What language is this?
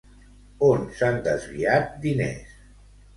Catalan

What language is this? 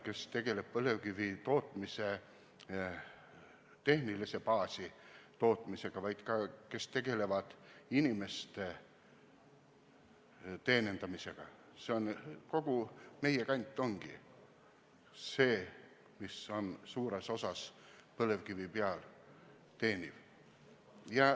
Estonian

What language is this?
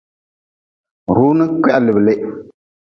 Nawdm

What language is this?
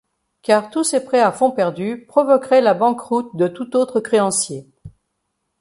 French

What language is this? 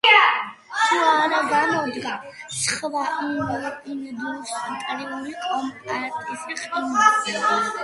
Georgian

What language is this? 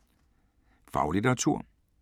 Danish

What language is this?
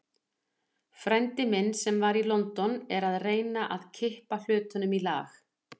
Icelandic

